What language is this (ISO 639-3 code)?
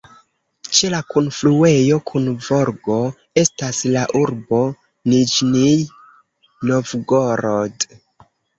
epo